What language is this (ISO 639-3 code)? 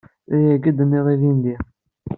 kab